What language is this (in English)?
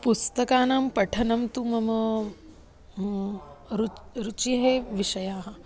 Sanskrit